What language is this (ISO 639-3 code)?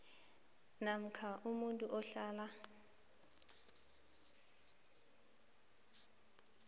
nbl